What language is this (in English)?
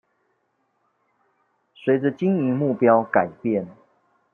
Chinese